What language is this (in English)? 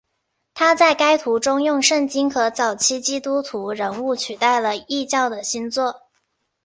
Chinese